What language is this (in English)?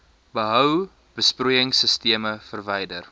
Afrikaans